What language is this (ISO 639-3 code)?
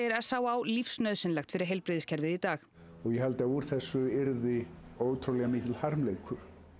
isl